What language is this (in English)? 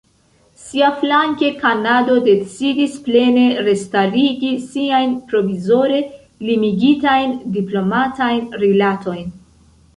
Esperanto